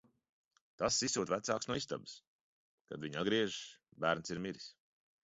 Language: Latvian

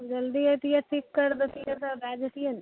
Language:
Maithili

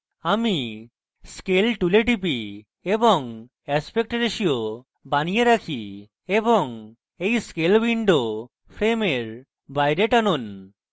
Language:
Bangla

